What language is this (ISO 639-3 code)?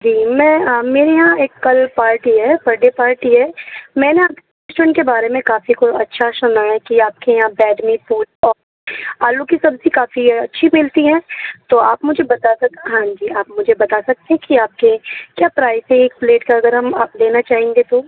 urd